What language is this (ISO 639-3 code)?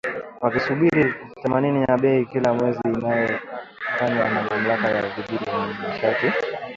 swa